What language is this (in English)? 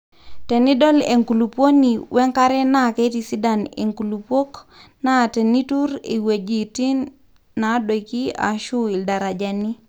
Masai